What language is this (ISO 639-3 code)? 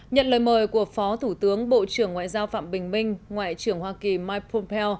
vie